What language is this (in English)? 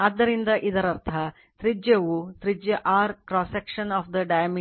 Kannada